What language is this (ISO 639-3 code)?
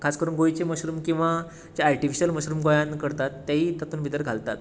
kok